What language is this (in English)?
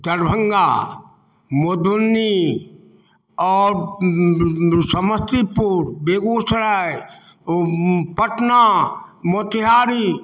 Maithili